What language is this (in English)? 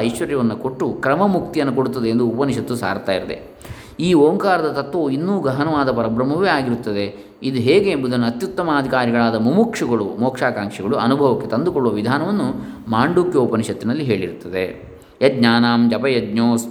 Kannada